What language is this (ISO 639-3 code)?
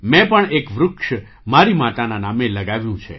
guj